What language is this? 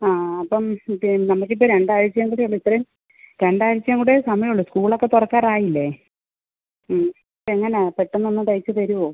Malayalam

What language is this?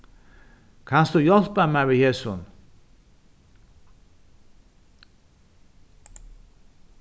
Faroese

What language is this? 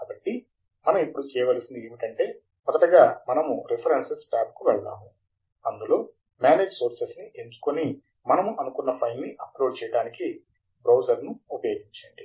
Telugu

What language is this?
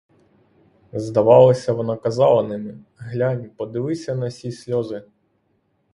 Ukrainian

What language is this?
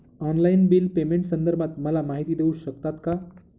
Marathi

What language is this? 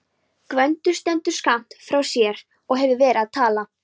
Icelandic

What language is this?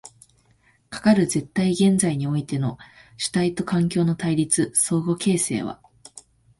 Japanese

